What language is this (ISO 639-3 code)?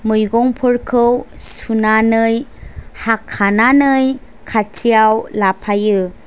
brx